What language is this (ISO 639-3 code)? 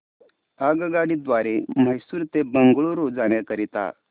mar